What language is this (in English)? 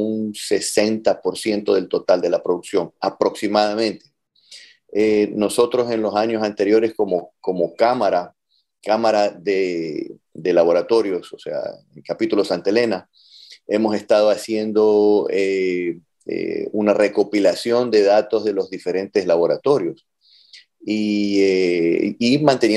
Spanish